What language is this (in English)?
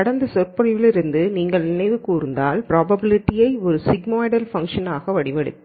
Tamil